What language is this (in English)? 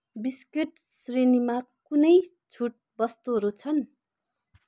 Nepali